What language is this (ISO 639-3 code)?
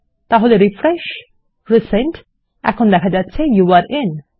ben